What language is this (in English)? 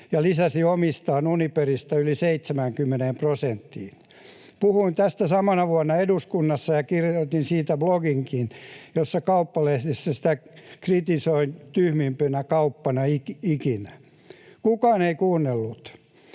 Finnish